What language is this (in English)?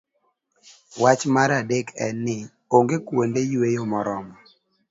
Luo (Kenya and Tanzania)